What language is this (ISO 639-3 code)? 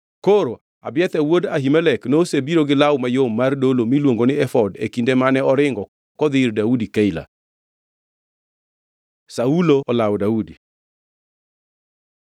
luo